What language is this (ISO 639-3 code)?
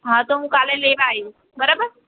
guj